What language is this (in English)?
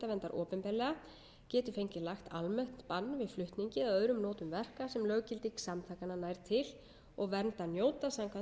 Icelandic